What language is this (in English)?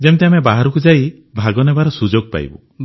Odia